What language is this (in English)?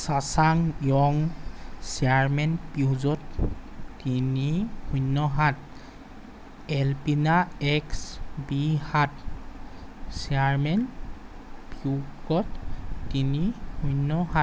Assamese